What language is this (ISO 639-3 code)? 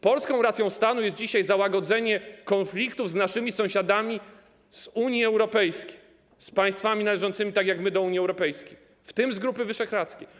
pol